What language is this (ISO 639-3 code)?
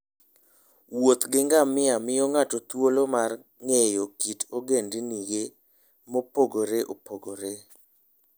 luo